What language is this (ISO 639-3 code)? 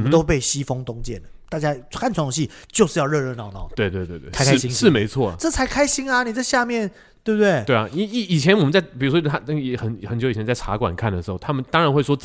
zho